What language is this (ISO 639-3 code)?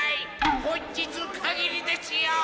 jpn